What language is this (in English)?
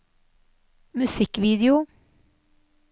Norwegian